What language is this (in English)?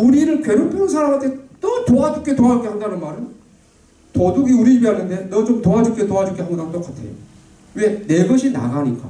Korean